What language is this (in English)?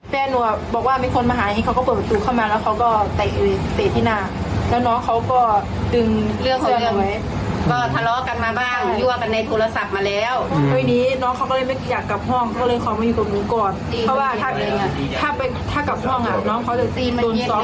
Thai